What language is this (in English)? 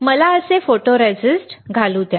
Marathi